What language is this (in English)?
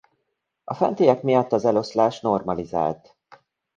Hungarian